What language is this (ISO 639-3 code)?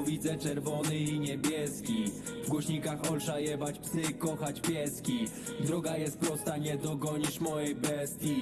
pol